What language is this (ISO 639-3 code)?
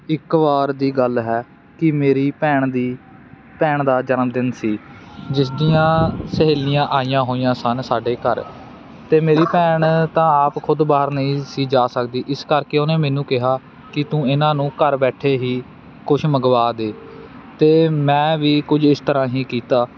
pan